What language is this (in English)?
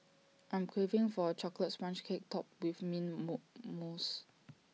English